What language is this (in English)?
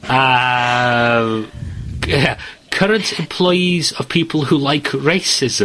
Welsh